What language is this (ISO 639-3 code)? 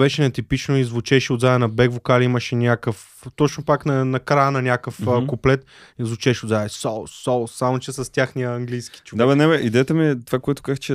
bul